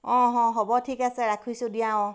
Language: Assamese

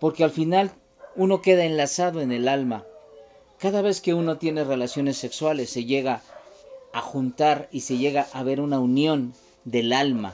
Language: Spanish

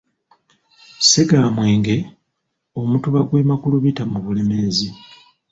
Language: Ganda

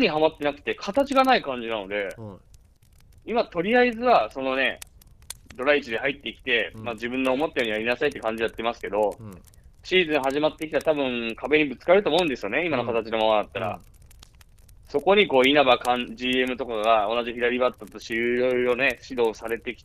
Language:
Japanese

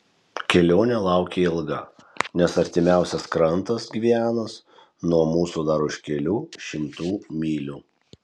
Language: Lithuanian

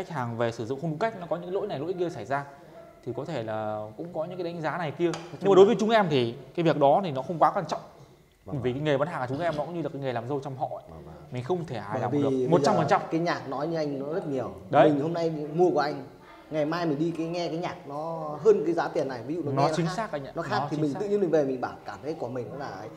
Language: Vietnamese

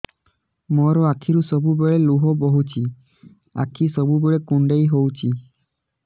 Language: Odia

